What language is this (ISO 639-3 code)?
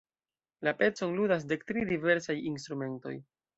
epo